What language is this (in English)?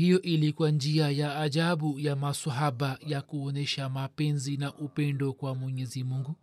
Swahili